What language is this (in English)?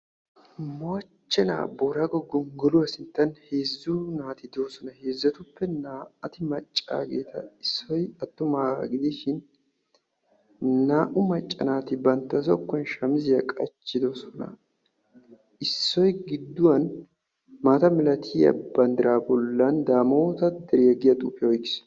Wolaytta